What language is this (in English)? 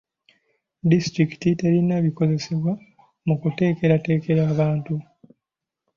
Ganda